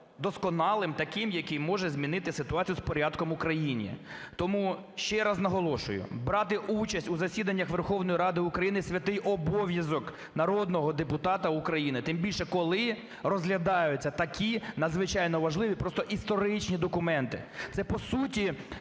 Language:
Ukrainian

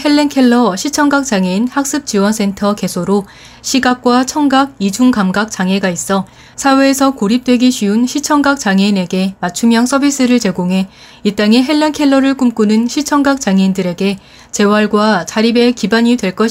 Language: Korean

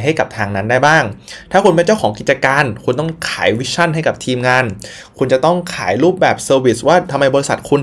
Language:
Thai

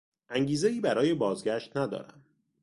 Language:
Persian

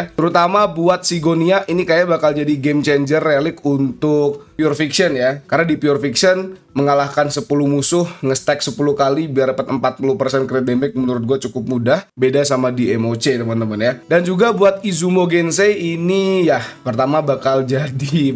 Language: Indonesian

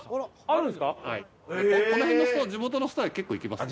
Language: Japanese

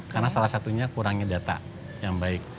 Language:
Indonesian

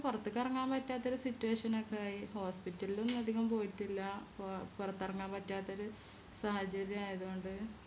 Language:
Malayalam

